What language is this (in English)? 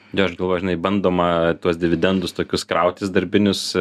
Lithuanian